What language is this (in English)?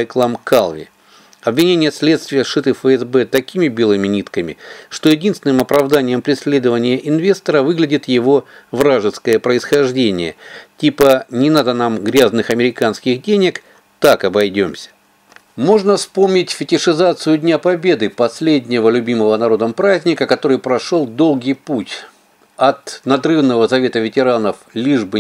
Russian